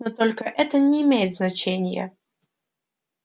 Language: Russian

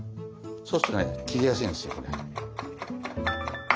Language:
Japanese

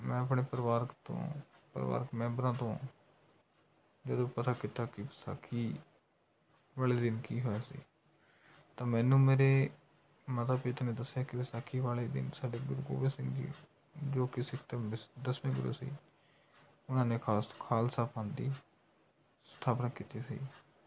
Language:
Punjabi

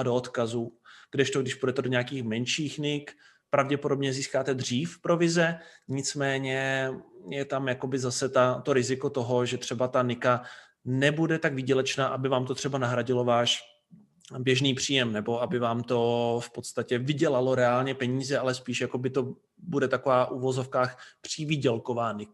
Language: Czech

